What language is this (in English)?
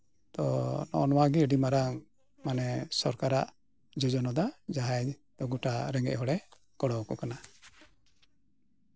Santali